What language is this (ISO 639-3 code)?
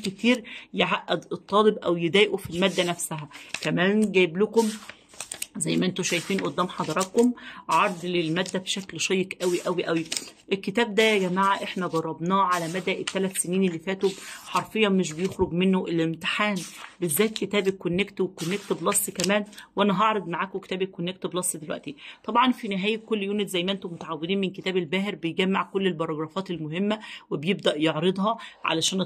ara